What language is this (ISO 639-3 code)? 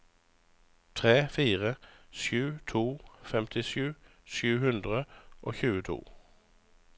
nor